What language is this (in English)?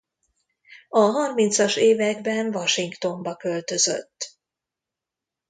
Hungarian